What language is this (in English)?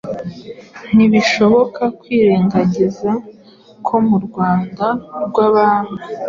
Kinyarwanda